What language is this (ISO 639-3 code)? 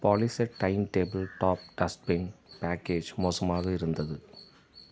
tam